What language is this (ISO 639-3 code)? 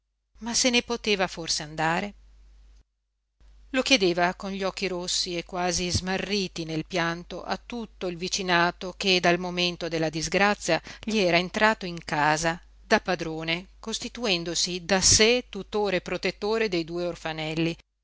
ita